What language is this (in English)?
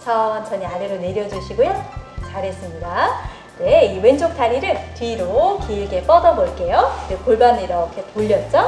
Korean